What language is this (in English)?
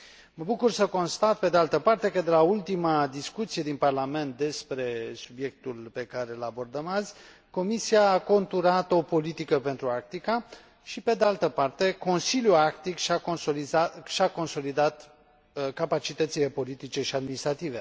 Romanian